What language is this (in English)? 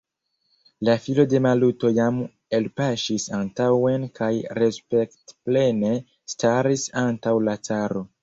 Esperanto